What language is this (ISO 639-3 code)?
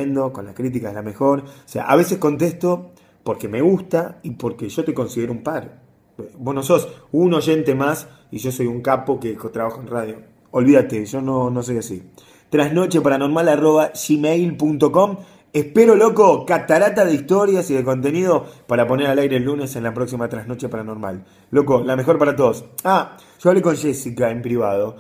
spa